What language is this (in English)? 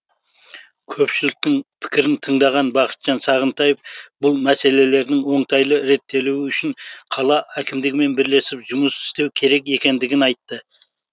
Kazakh